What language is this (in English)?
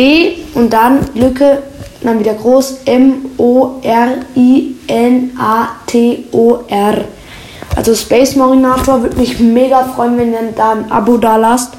German